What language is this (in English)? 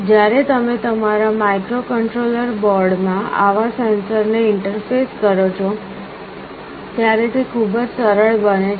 Gujarati